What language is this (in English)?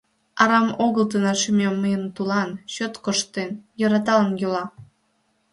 Mari